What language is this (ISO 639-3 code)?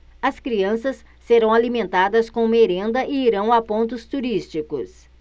por